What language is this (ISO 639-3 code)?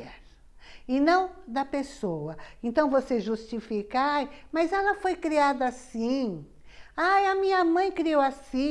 por